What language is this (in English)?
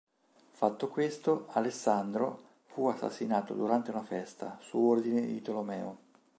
Italian